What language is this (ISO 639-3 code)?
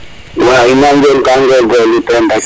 srr